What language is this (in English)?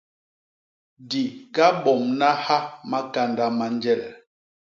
Basaa